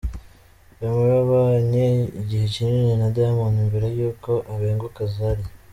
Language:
Kinyarwanda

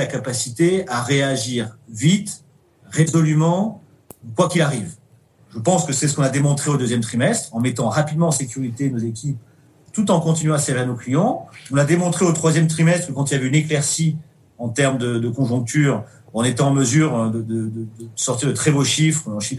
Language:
French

